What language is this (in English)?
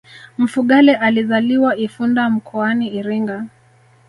Swahili